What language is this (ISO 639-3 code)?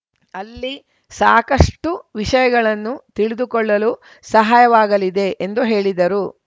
kan